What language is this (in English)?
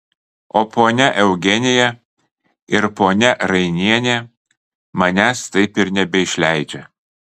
Lithuanian